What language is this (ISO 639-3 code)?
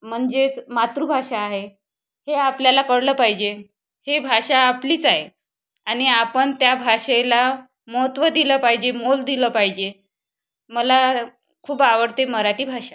mar